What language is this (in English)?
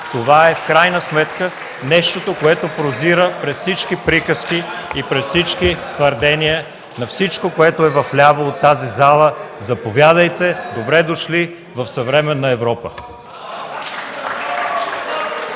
Bulgarian